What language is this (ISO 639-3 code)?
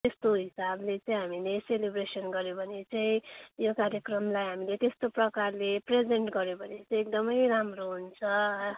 nep